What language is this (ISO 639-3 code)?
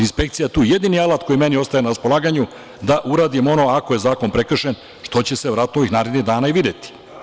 srp